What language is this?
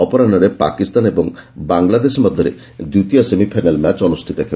Odia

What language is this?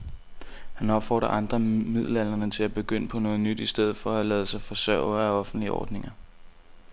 Danish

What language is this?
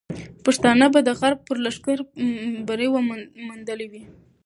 Pashto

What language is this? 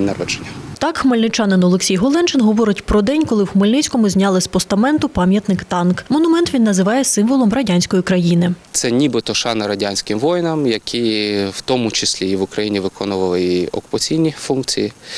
Ukrainian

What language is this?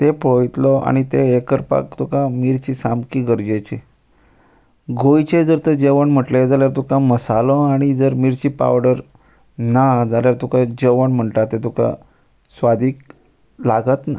Konkani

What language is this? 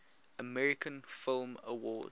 English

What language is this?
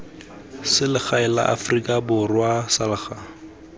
Tswana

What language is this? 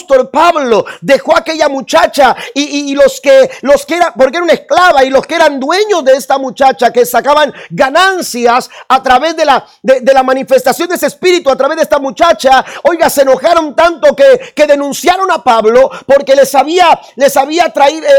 Spanish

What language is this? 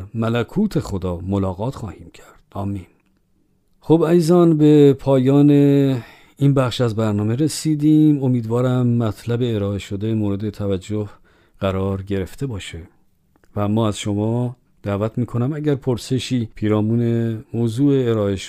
Persian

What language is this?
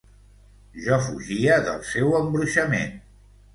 Catalan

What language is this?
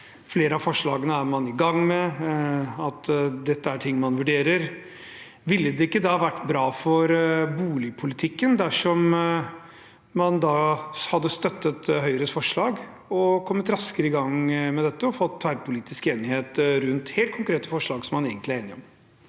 Norwegian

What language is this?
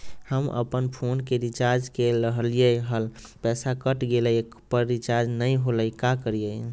Magahi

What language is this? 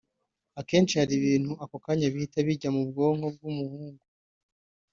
Kinyarwanda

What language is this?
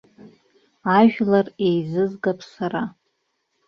Abkhazian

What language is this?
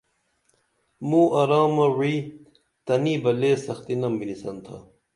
Dameli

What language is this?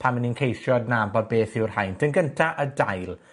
Welsh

